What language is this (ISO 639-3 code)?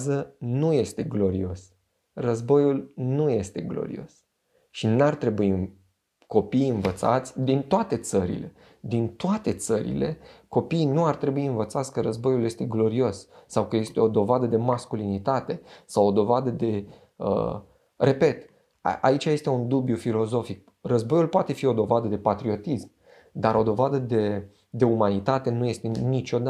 ron